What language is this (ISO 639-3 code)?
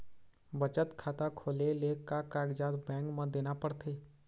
hne